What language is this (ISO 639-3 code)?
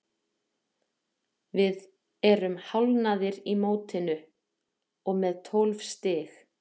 isl